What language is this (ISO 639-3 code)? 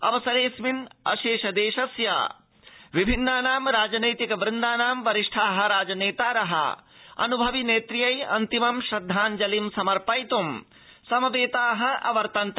san